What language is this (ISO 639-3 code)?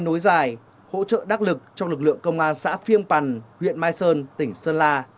vie